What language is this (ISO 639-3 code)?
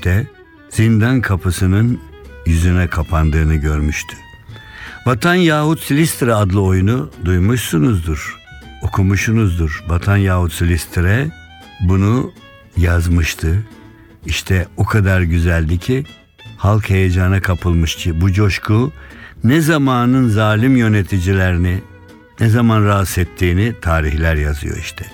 tur